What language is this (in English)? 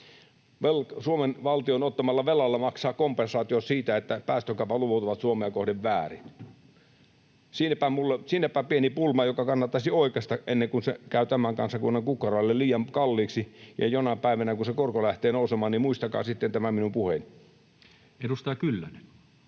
Finnish